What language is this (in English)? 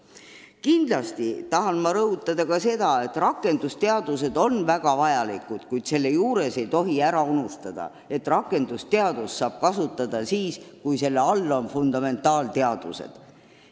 Estonian